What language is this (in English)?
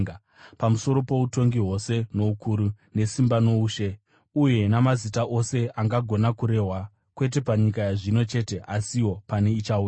Shona